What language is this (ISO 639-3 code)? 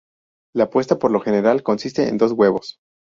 spa